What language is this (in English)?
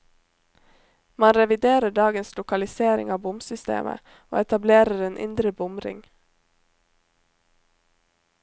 Norwegian